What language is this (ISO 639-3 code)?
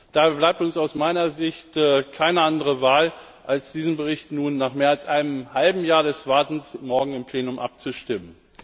deu